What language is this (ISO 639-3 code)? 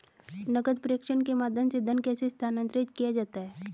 hin